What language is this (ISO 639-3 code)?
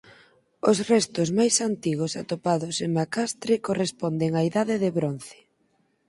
glg